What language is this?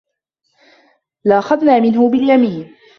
Arabic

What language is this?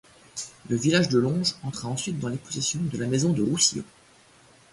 French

